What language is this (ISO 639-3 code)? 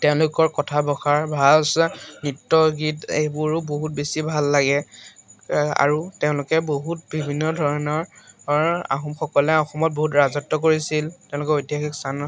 asm